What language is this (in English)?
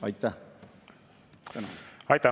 Estonian